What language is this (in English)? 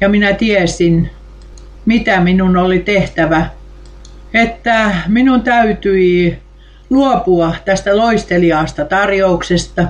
Finnish